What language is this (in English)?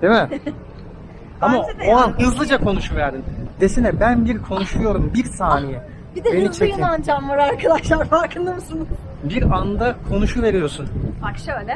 Turkish